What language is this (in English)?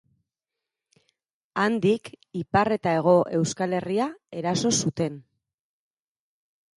Basque